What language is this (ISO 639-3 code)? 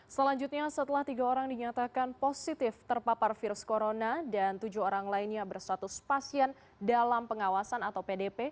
ind